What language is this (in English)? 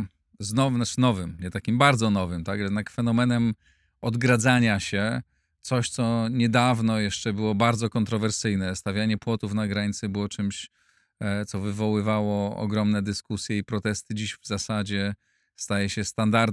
Polish